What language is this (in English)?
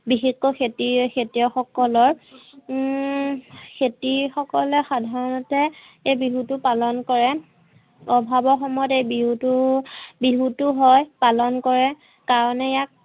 Assamese